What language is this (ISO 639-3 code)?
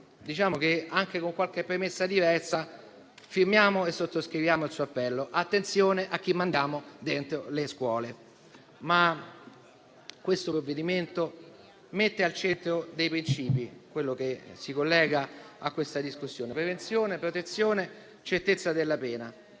ita